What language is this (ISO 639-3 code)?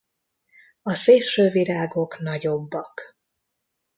hun